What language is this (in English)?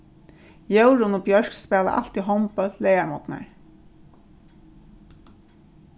Faroese